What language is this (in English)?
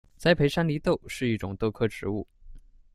Chinese